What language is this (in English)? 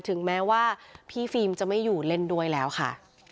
Thai